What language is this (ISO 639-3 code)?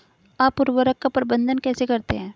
hin